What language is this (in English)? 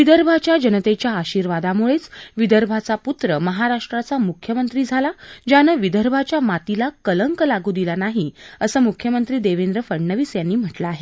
Marathi